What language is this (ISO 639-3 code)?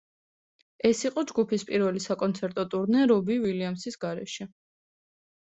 kat